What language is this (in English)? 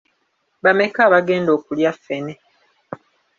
Ganda